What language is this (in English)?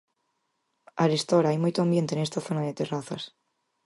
Galician